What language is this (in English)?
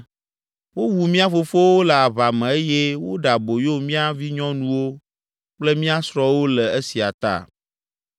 Ewe